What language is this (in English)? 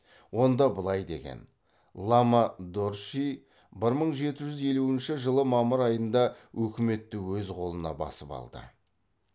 Kazakh